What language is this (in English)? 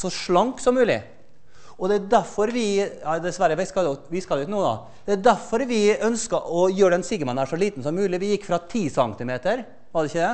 Norwegian